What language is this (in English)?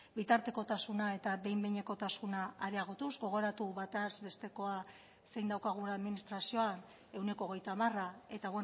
Basque